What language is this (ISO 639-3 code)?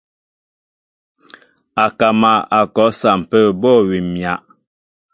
mbo